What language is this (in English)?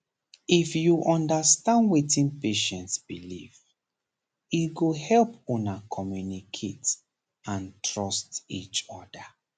Nigerian Pidgin